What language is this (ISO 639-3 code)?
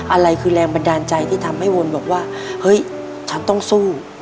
tha